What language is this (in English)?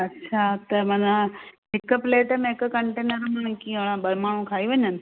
Sindhi